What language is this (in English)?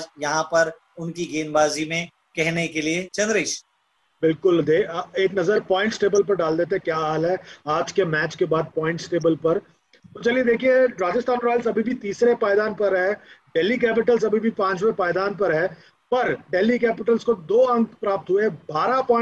Hindi